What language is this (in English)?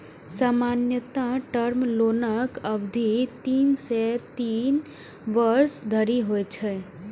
Maithili